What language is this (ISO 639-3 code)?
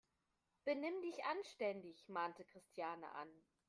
deu